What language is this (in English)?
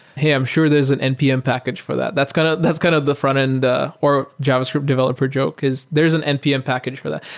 English